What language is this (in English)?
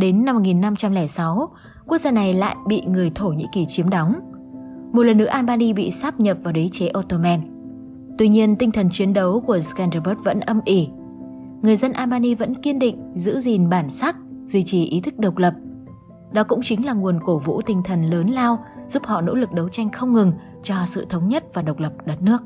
Vietnamese